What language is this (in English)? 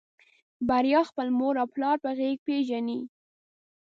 Pashto